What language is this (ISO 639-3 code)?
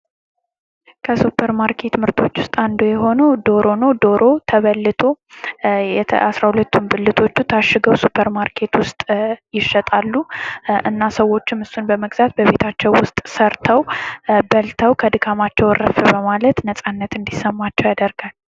amh